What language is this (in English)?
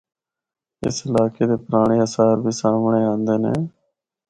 Northern Hindko